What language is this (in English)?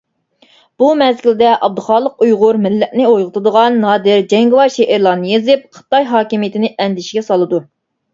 Uyghur